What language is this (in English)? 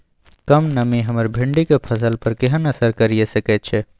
Maithili